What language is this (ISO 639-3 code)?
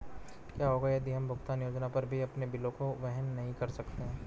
hin